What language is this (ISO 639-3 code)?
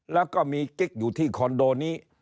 tha